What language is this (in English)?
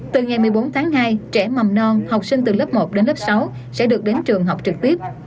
Vietnamese